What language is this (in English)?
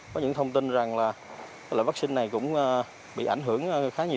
Vietnamese